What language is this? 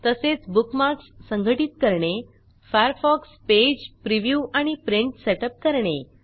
Marathi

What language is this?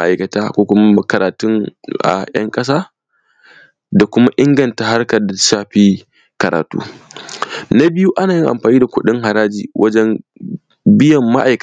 Hausa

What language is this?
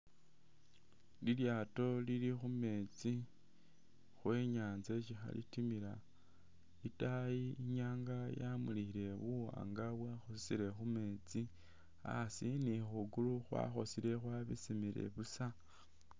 Masaaba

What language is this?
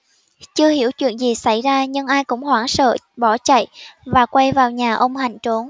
Vietnamese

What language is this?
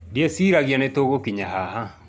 Kikuyu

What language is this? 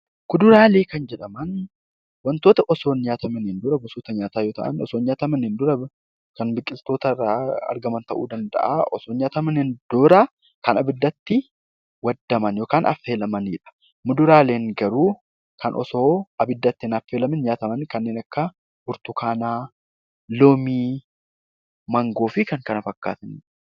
Oromo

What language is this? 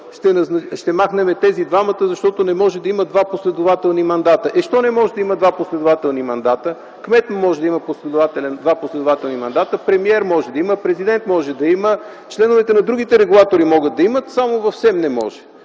Bulgarian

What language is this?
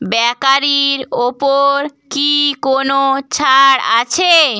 Bangla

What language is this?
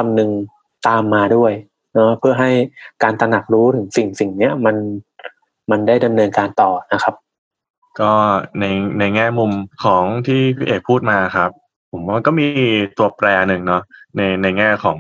Thai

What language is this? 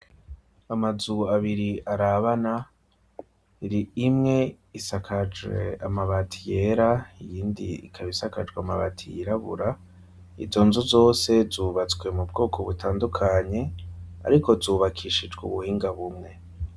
Rundi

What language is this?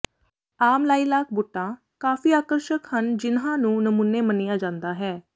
Punjabi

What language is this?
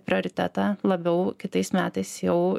Lithuanian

